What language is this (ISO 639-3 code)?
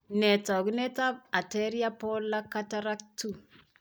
kln